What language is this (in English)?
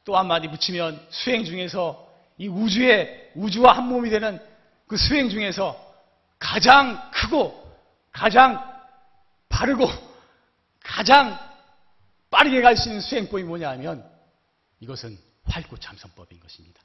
Korean